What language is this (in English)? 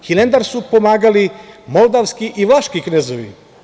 Serbian